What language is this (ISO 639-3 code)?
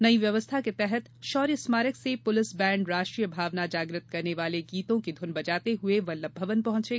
hin